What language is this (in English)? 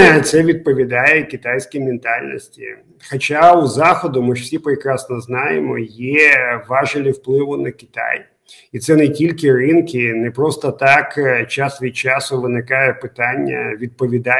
Ukrainian